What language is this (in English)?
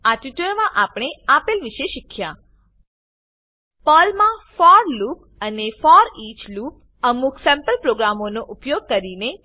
Gujarati